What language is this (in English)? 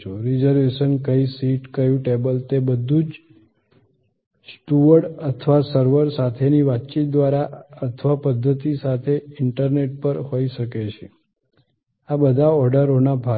Gujarati